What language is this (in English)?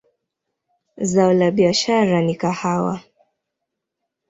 Swahili